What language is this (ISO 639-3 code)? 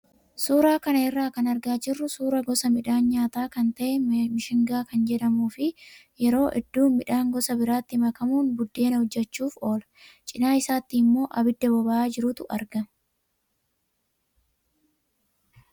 orm